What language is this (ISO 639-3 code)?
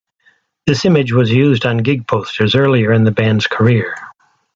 eng